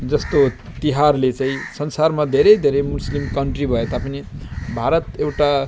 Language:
Nepali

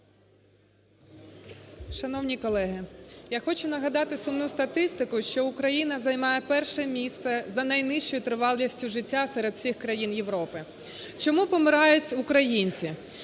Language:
Ukrainian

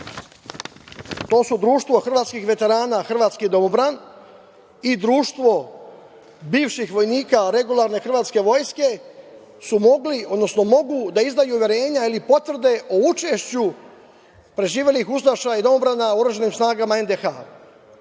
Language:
Serbian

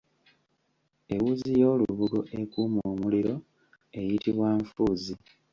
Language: Ganda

